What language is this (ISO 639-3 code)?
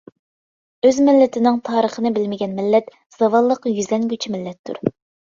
uig